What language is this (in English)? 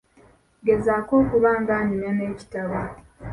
Ganda